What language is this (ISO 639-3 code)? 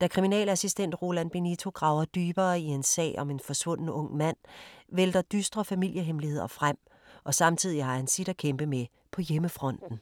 dan